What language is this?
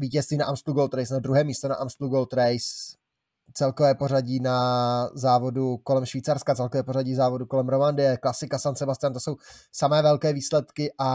Czech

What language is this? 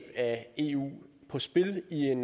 Danish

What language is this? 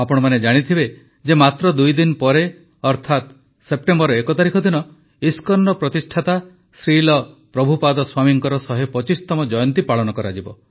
Odia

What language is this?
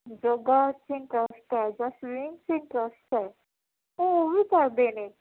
Punjabi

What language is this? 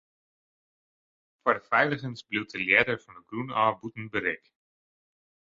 Western Frisian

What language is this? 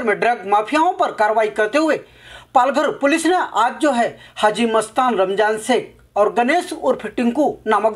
Hindi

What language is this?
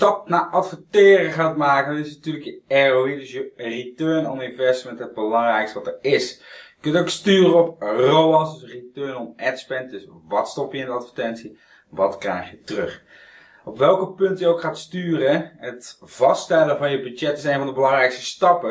Dutch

